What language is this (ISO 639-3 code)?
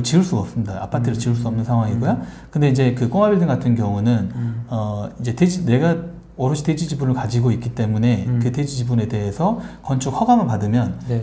kor